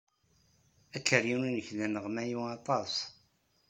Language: Kabyle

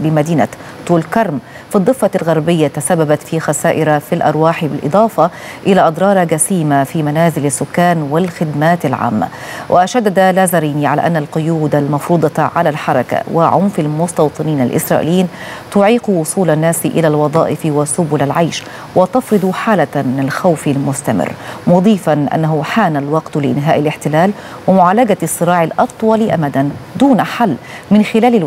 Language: Arabic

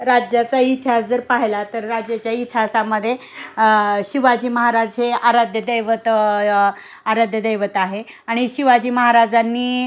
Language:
Marathi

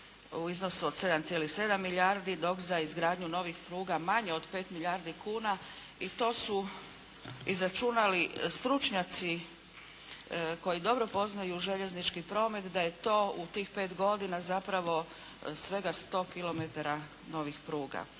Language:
Croatian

